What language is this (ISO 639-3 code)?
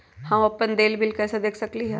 mag